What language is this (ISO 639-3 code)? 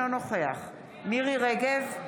heb